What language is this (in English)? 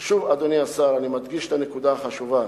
Hebrew